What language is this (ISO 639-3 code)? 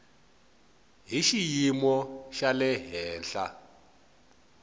tso